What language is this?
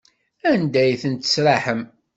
Kabyle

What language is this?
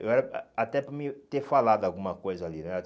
Portuguese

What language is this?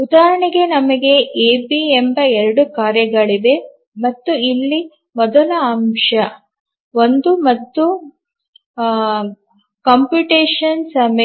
Kannada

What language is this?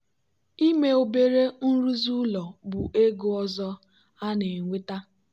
Igbo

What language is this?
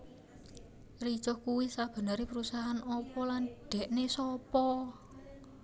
Javanese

